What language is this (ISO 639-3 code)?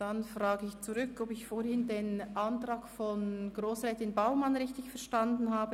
gsw